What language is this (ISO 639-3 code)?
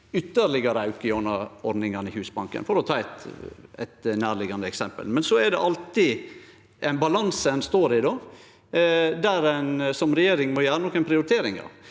nor